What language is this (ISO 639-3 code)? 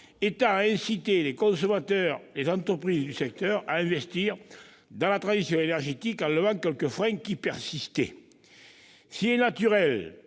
fra